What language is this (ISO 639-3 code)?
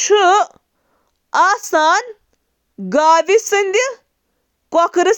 kas